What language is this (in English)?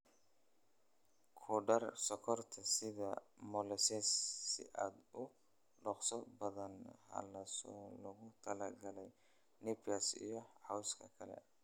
Somali